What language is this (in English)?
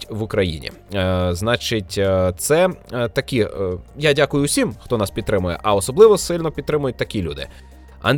Ukrainian